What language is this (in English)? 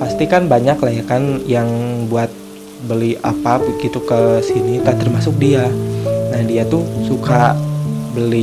Indonesian